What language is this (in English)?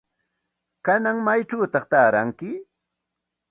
Santa Ana de Tusi Pasco Quechua